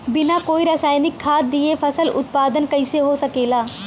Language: Bhojpuri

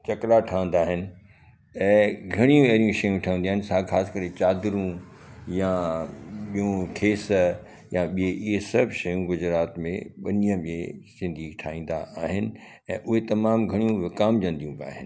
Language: Sindhi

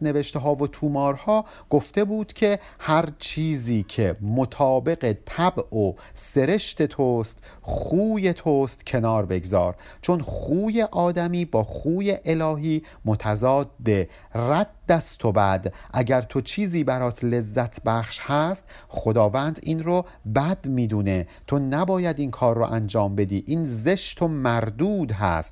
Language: Persian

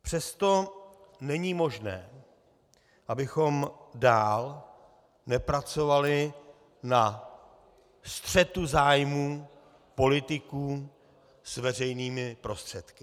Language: Czech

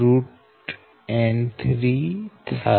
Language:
Gujarati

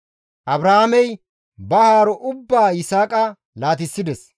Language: Gamo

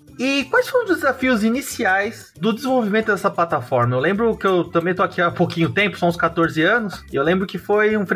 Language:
Portuguese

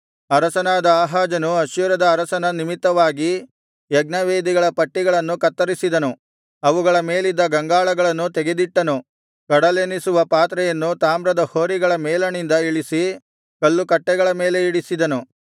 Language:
Kannada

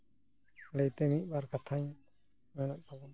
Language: Santali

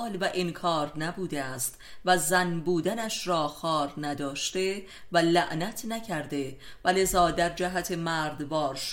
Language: Persian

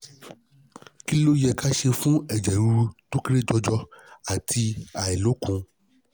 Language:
Yoruba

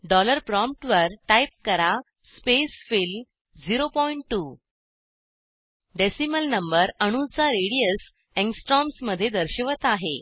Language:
Marathi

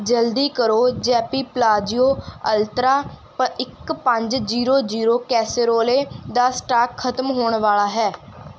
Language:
Punjabi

